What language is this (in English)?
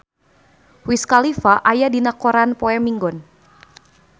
Sundanese